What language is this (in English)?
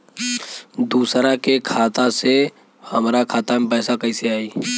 Bhojpuri